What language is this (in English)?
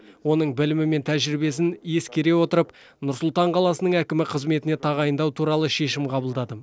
Kazakh